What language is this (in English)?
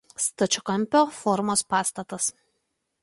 Lithuanian